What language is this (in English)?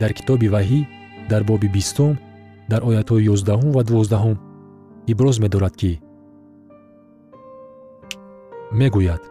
Persian